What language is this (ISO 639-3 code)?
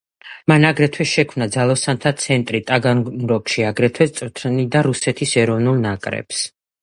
kat